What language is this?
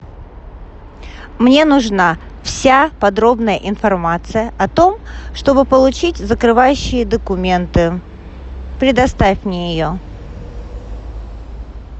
Russian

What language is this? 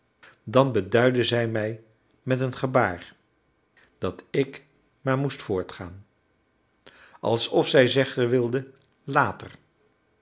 Dutch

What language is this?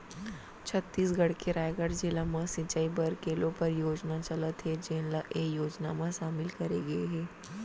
Chhattisgarhi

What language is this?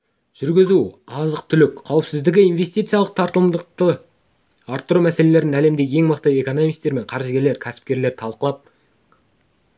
Kazakh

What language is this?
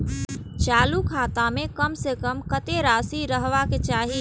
Maithili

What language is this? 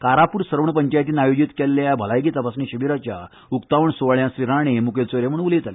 Konkani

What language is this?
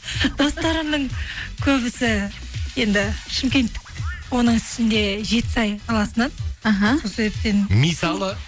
Kazakh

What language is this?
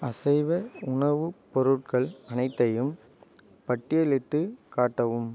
Tamil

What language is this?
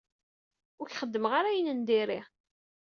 Kabyle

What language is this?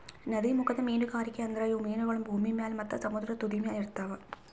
Kannada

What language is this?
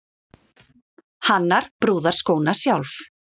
Icelandic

